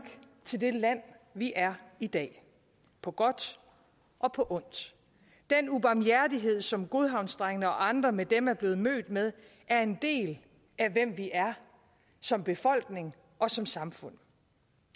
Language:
Danish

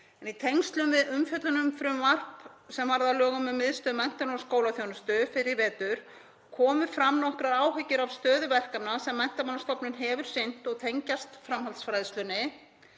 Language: Icelandic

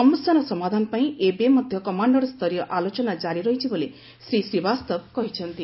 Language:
Odia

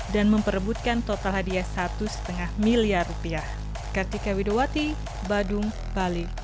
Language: Indonesian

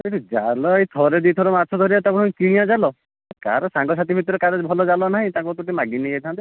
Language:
Odia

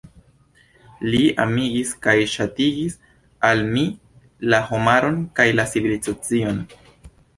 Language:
Esperanto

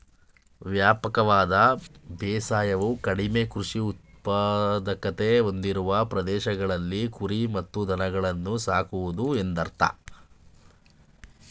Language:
Kannada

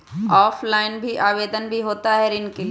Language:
Magahi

